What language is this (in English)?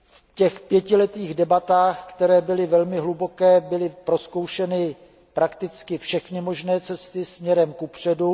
Czech